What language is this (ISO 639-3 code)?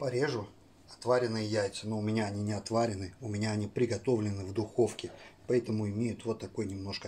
rus